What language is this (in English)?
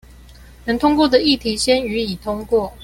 Chinese